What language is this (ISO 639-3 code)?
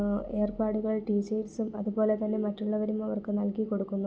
mal